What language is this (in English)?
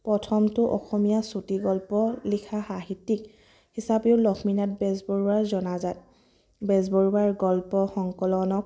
Assamese